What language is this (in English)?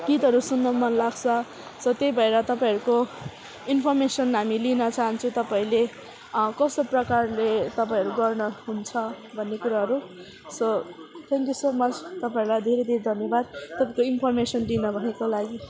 Nepali